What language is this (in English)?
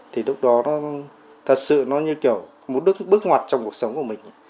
Vietnamese